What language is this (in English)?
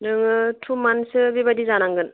Bodo